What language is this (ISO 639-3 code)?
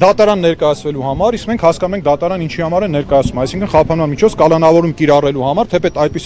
tur